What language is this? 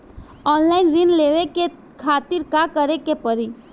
Bhojpuri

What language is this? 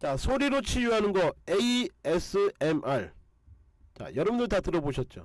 Korean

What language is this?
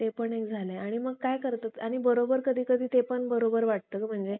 Marathi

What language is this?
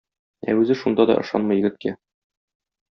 Tatar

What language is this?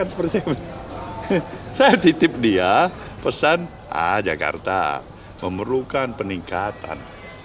Indonesian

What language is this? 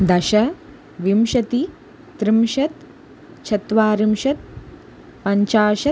Sanskrit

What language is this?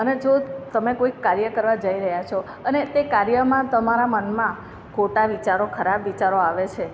Gujarati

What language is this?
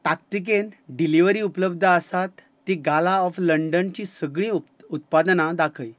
Konkani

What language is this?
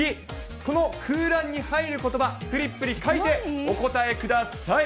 Japanese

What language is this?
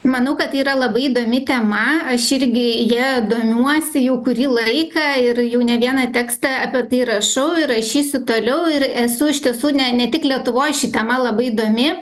Lithuanian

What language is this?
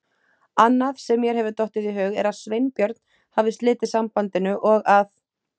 Icelandic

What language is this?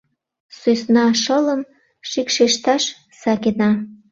Mari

